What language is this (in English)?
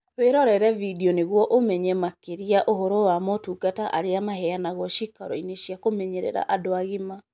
Kikuyu